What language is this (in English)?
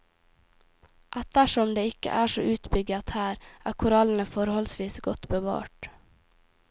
Norwegian